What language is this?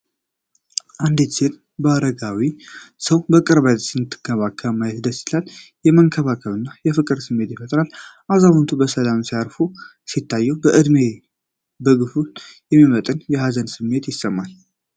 Amharic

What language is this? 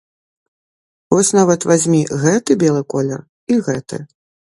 Belarusian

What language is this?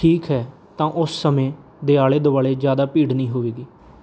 Punjabi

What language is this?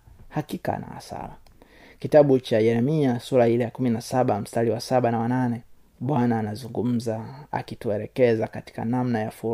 Swahili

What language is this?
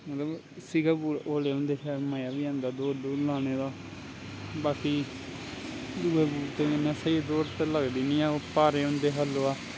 Dogri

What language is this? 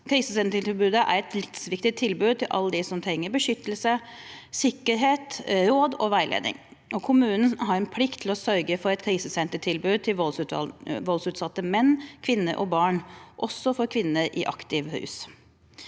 Norwegian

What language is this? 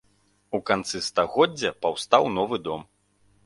Belarusian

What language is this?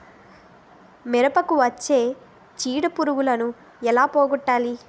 Telugu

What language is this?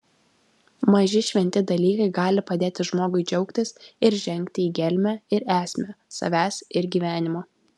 Lithuanian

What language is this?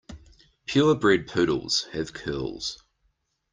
English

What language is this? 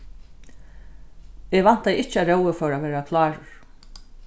Faroese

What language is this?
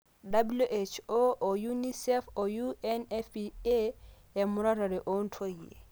Masai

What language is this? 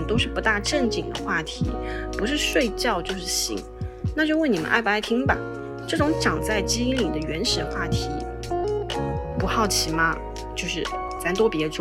Chinese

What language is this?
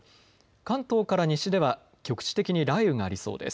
Japanese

